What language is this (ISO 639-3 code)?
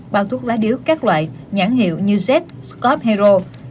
vie